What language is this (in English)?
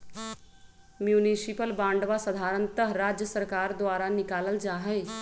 Magahi